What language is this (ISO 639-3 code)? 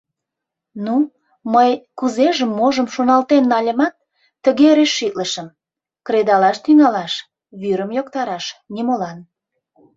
chm